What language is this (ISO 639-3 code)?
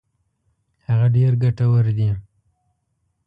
pus